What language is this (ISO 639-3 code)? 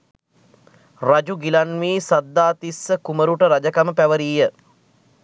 sin